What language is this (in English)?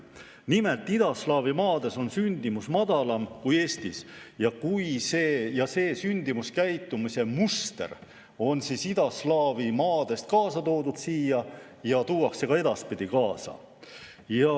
Estonian